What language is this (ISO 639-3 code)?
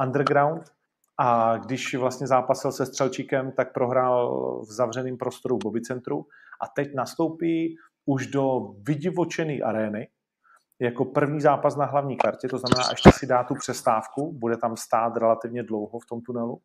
ces